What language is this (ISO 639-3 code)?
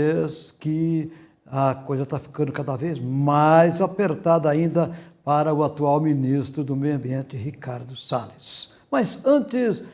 por